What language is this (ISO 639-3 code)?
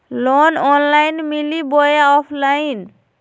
mag